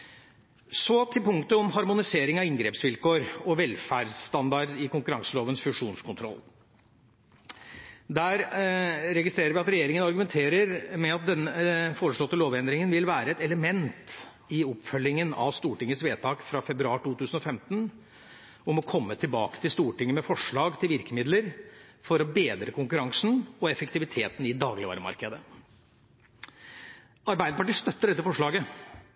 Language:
Norwegian Bokmål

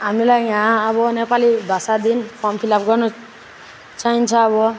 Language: Nepali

